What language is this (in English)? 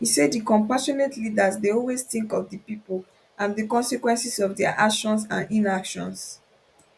Nigerian Pidgin